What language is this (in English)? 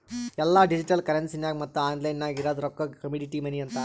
Kannada